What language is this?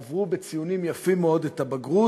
Hebrew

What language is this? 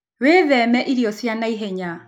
Kikuyu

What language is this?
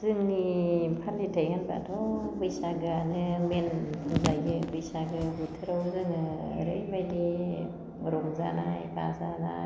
Bodo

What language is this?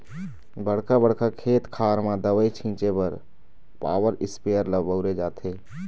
Chhattisgarhi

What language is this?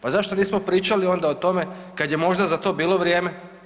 Croatian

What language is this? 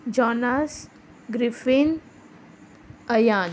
Konkani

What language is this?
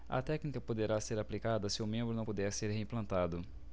Portuguese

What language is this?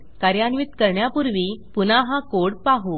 Marathi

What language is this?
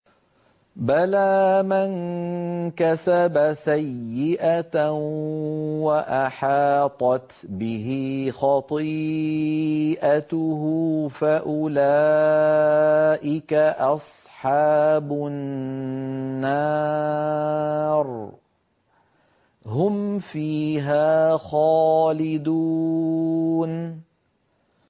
Arabic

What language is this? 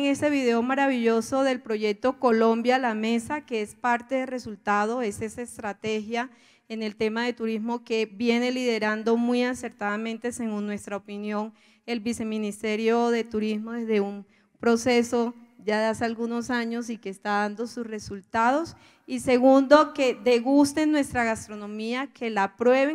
Spanish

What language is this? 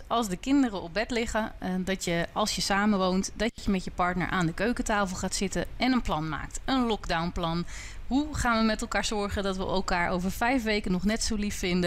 Dutch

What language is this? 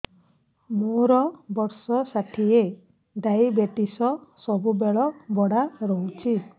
Odia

